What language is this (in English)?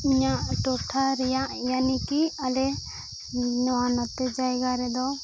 Santali